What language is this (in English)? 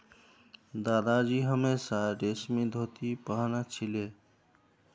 Magahi